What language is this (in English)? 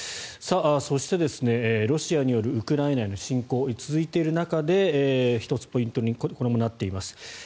Japanese